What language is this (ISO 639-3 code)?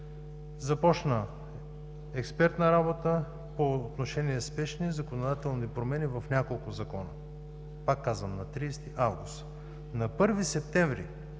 bul